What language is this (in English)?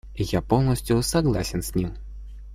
Russian